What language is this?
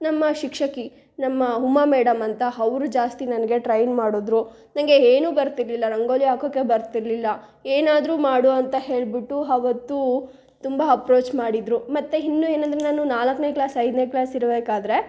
Kannada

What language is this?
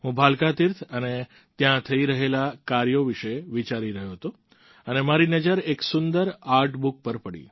Gujarati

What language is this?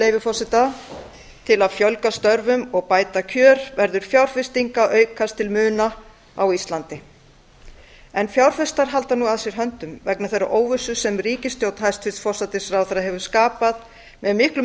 Icelandic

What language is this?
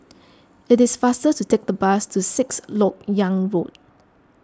English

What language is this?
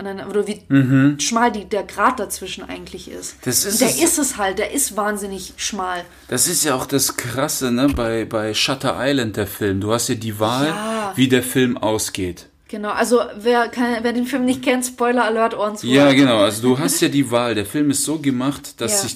German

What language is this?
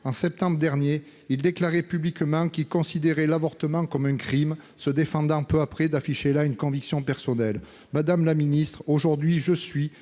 French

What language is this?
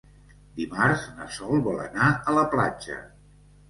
Catalan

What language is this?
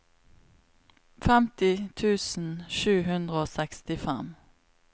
Norwegian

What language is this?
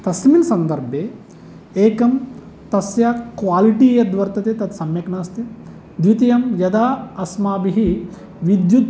Sanskrit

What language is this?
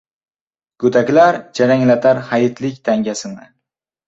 Uzbek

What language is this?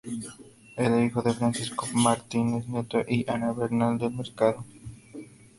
Spanish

